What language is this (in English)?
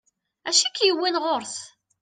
Kabyle